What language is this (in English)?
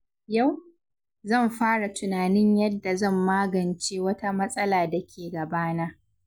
Hausa